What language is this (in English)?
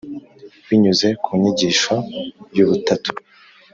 Kinyarwanda